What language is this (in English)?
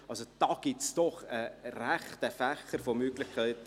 Swiss German